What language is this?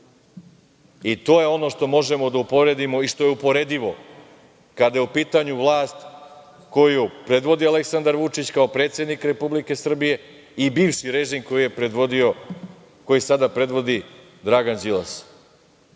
Serbian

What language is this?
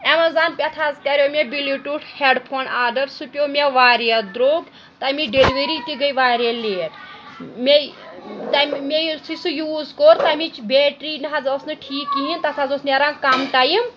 Kashmiri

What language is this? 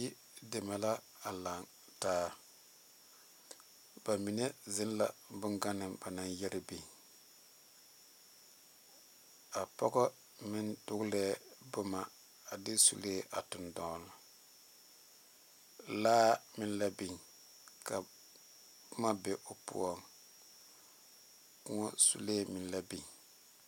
Southern Dagaare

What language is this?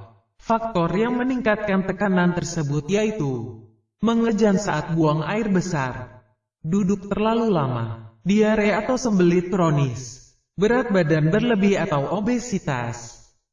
Indonesian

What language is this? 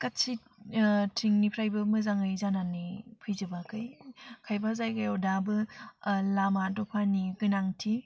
Bodo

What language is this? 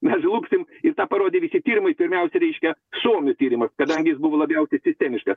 Lithuanian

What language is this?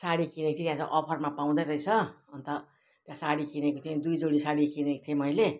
Nepali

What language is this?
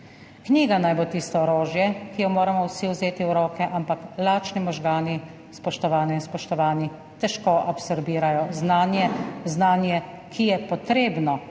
Slovenian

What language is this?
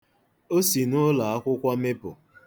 Igbo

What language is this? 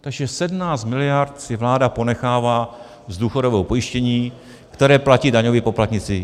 Czech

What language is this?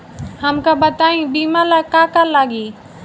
Bhojpuri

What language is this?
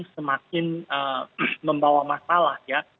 Indonesian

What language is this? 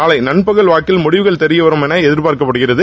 Tamil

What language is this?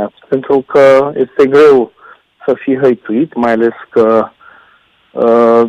Romanian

